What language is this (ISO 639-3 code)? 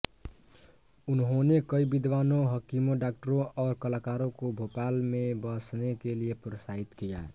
hin